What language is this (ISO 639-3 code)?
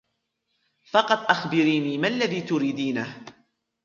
ara